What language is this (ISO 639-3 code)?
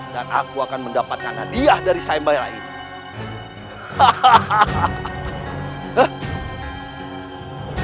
ind